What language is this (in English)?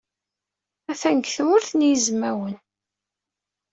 Kabyle